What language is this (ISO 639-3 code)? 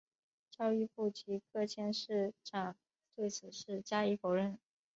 zho